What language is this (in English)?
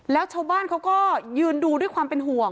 Thai